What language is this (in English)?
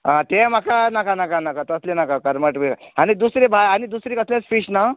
Konkani